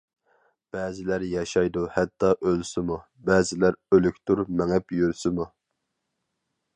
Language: Uyghur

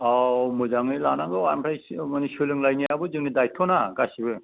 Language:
Bodo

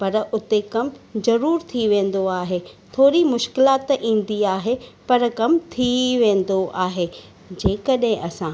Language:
Sindhi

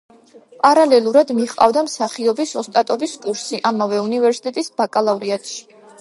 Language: Georgian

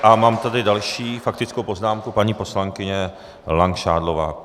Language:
Czech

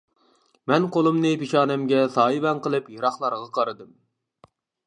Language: Uyghur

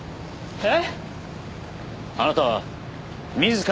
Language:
Japanese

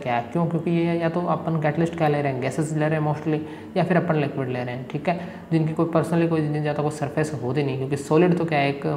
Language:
Hindi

